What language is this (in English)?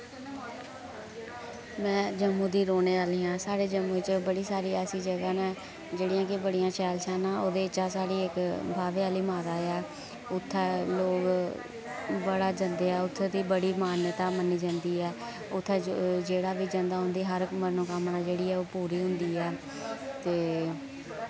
Dogri